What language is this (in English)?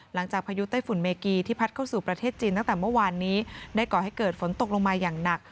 Thai